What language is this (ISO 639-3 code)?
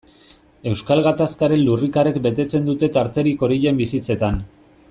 eus